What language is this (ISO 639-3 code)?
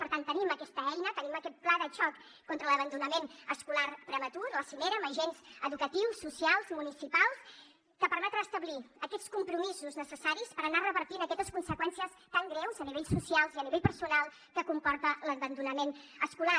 cat